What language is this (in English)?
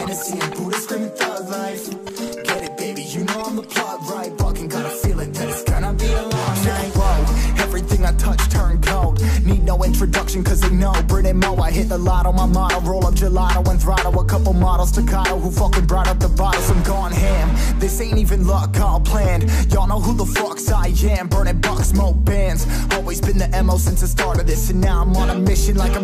Turkish